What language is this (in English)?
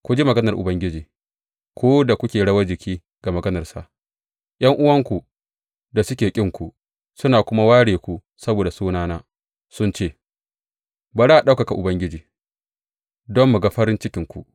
Hausa